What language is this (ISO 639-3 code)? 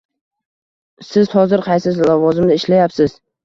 uzb